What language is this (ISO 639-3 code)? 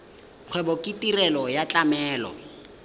tsn